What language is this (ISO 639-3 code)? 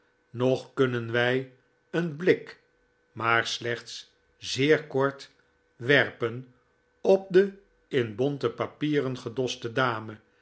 nld